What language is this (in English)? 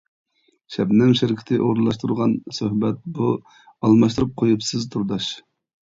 Uyghur